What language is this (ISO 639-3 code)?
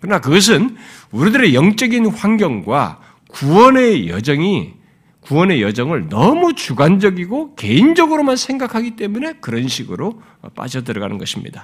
kor